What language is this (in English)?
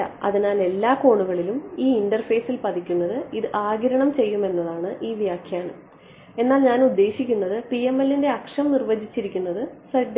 Malayalam